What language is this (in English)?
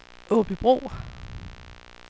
Danish